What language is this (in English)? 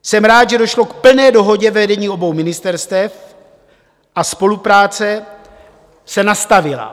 Czech